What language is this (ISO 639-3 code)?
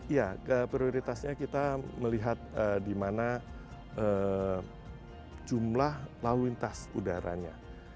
ind